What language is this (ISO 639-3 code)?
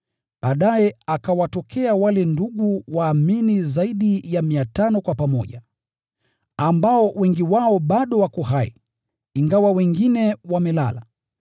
swa